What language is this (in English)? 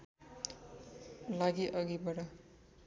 Nepali